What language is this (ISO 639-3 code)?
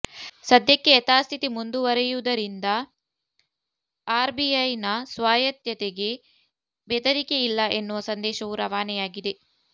kan